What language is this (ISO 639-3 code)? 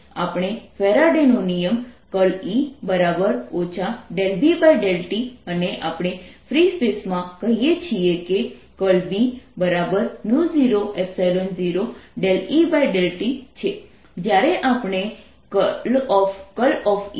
guj